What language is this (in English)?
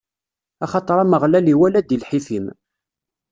Kabyle